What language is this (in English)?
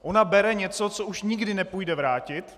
Czech